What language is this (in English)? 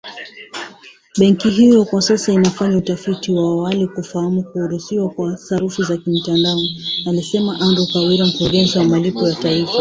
Swahili